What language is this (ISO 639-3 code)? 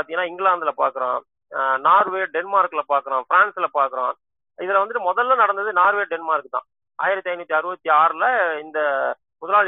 tam